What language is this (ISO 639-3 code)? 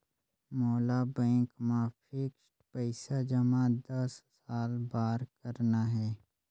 hne